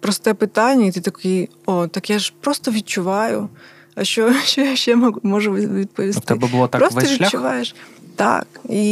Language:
Ukrainian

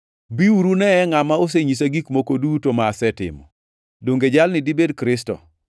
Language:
Luo (Kenya and Tanzania)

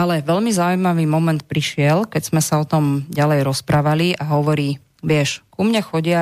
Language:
Slovak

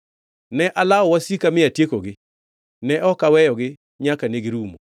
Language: Luo (Kenya and Tanzania)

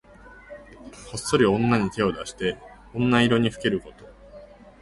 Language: Japanese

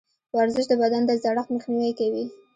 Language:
Pashto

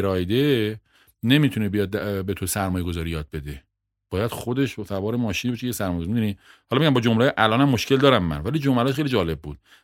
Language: Persian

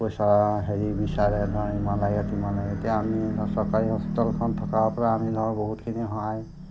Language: Assamese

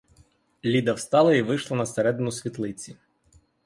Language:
Ukrainian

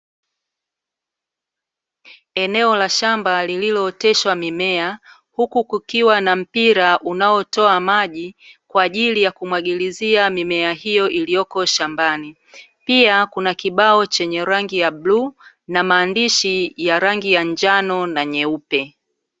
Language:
Swahili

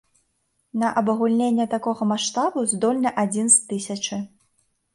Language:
Belarusian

